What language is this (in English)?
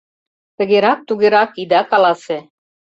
Mari